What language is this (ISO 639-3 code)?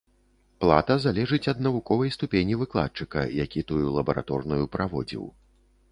bel